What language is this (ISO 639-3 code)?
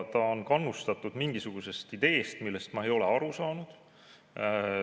est